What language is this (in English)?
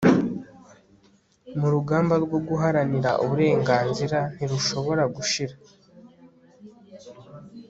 Kinyarwanda